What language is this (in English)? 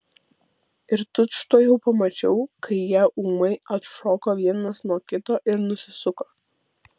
Lithuanian